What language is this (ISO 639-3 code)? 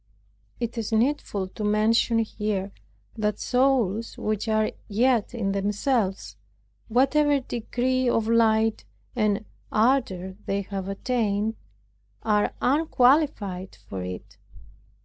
eng